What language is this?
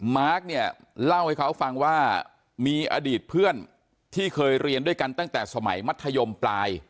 Thai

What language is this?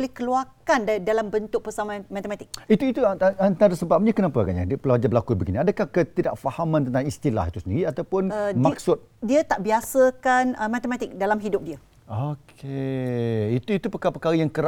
Malay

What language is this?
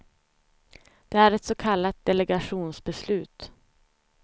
Swedish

